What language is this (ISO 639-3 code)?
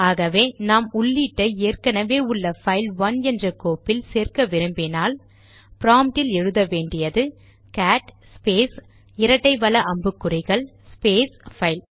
tam